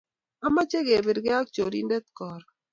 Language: Kalenjin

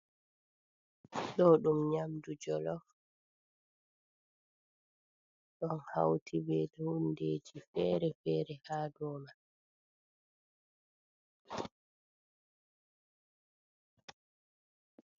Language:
Fula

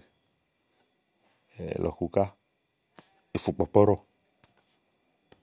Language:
Igo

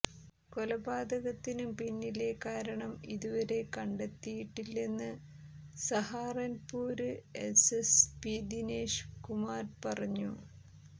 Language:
Malayalam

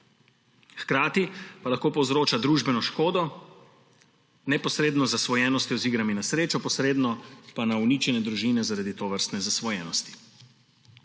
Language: Slovenian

